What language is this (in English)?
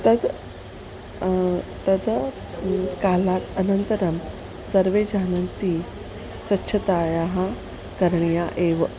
Sanskrit